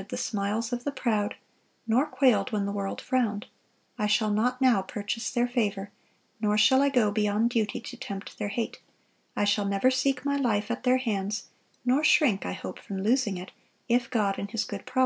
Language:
English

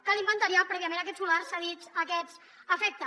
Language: Catalan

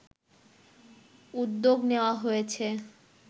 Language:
Bangla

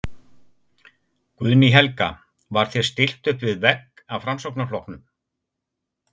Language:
Icelandic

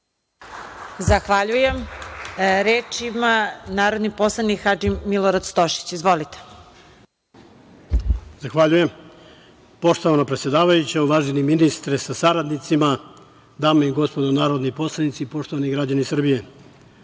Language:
Serbian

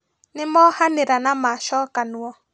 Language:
Kikuyu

